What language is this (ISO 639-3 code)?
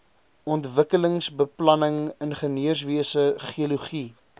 afr